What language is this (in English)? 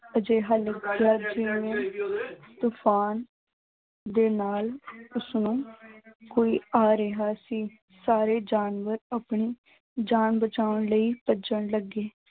Punjabi